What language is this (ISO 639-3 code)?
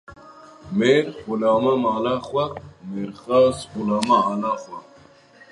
kur